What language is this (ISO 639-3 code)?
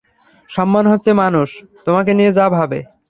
ben